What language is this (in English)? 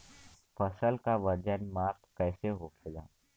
Bhojpuri